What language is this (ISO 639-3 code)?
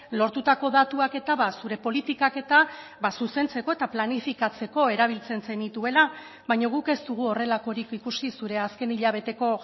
eus